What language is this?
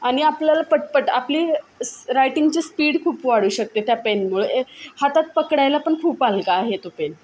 Marathi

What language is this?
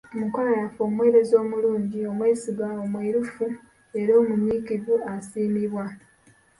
Ganda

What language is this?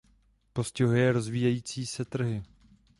Czech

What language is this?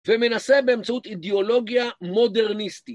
Hebrew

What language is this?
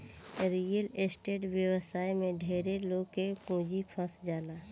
Bhojpuri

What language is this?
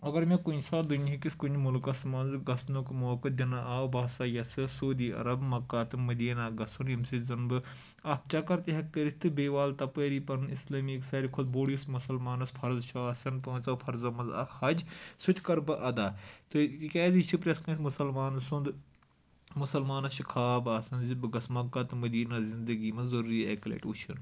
Kashmiri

